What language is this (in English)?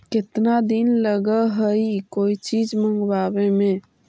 Magahi